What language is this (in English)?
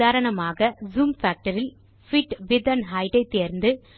Tamil